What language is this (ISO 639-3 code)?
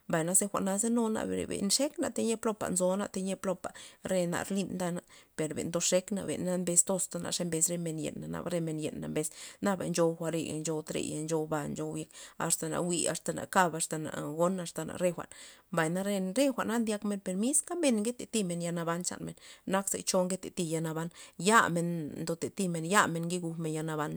ztp